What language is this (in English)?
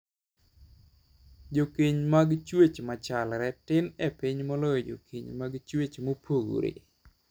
Luo (Kenya and Tanzania)